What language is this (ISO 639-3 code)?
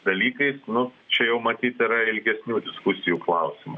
lit